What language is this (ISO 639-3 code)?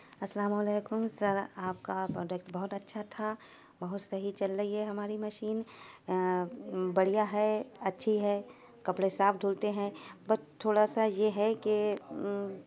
urd